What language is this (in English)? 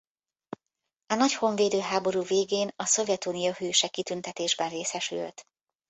Hungarian